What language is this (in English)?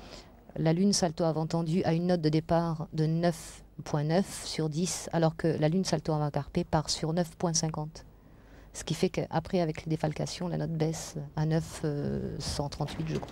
French